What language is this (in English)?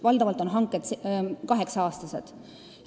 Estonian